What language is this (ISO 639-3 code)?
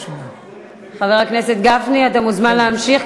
heb